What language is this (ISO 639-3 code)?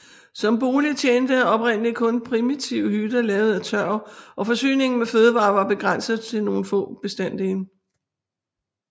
dan